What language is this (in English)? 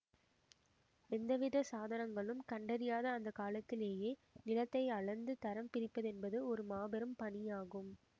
Tamil